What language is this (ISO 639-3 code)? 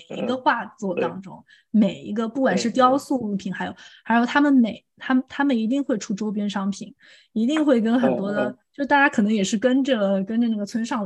zho